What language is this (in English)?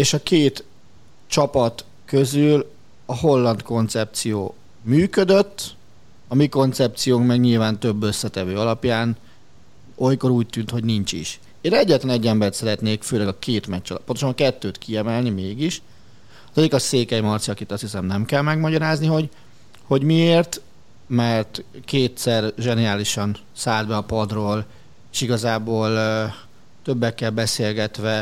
Hungarian